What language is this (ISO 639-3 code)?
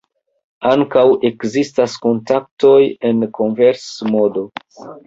epo